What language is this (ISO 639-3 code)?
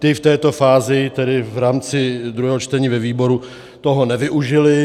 ces